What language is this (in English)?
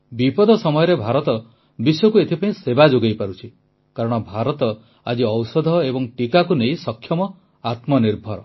Odia